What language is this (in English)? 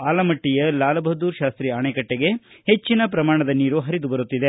Kannada